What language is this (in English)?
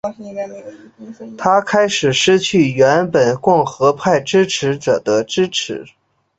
Chinese